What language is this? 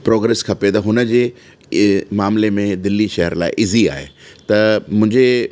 Sindhi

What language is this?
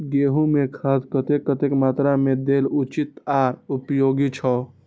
Maithili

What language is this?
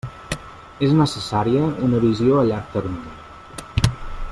Catalan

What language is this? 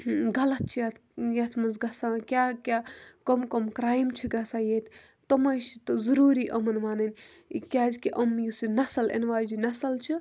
Kashmiri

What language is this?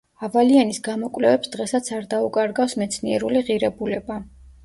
Georgian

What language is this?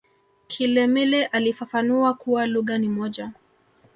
Swahili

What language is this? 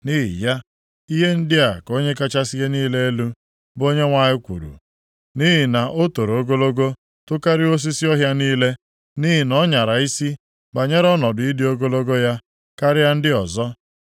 Igbo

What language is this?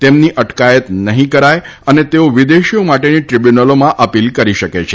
Gujarati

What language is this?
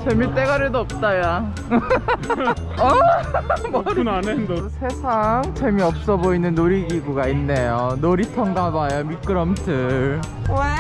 Korean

